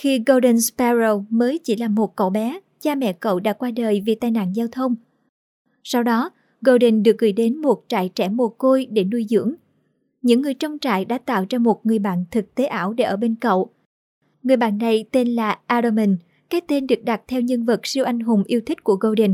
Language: Vietnamese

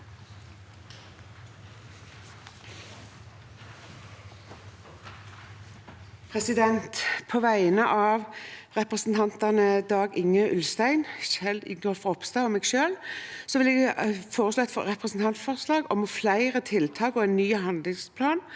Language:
Norwegian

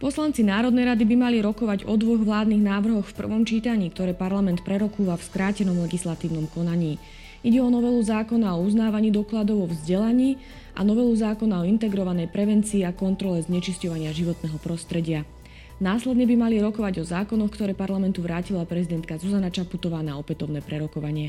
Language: Slovak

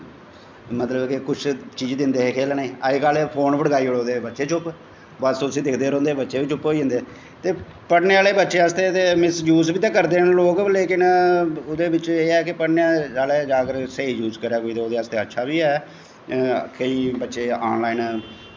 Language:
Dogri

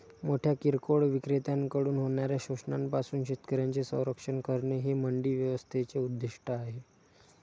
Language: Marathi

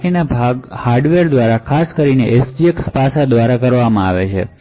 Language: Gujarati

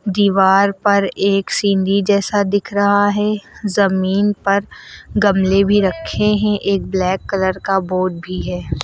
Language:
Hindi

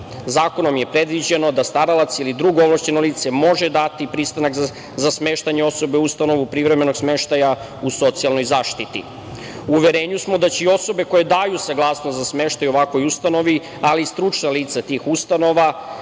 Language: Serbian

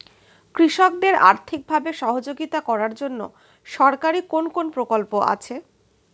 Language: Bangla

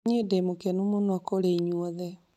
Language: Kikuyu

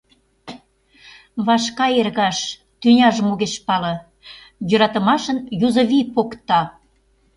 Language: Mari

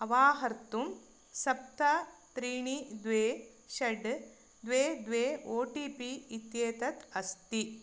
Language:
Sanskrit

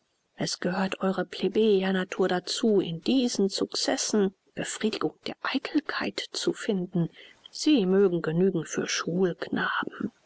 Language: German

